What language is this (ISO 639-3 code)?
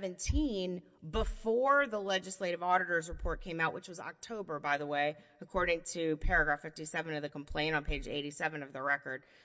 eng